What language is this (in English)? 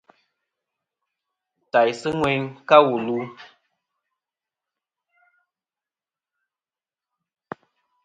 Kom